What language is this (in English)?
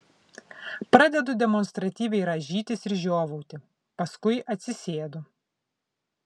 Lithuanian